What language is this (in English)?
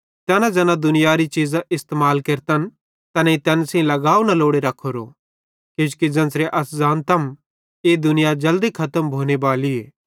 Bhadrawahi